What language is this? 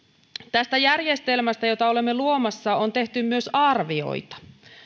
Finnish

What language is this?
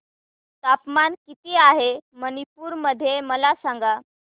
Marathi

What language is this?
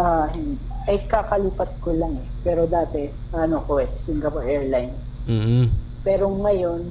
Filipino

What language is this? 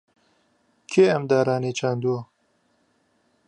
Central Kurdish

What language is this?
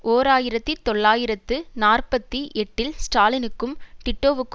Tamil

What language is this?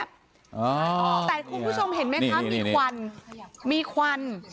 Thai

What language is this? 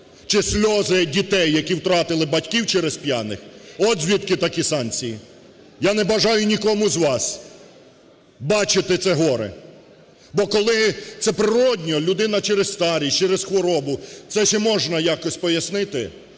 Ukrainian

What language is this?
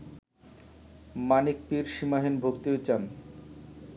Bangla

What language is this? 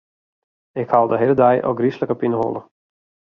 Western Frisian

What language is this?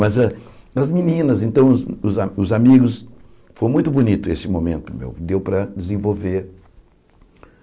Portuguese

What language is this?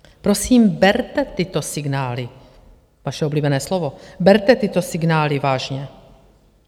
Czech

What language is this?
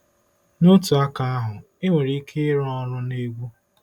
Igbo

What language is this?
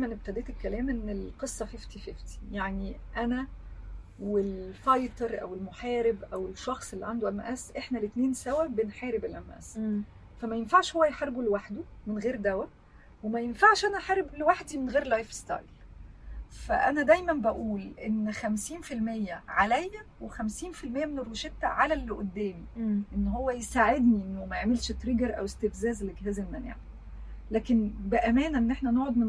Arabic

